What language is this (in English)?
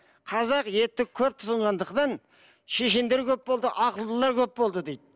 Kazakh